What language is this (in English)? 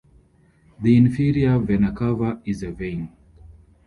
English